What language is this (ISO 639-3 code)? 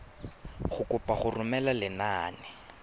tsn